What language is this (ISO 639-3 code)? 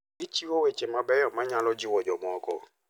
luo